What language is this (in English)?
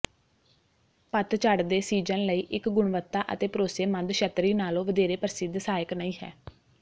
Punjabi